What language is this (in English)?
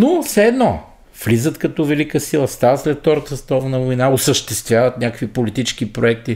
Bulgarian